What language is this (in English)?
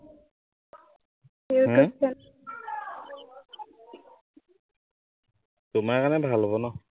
Assamese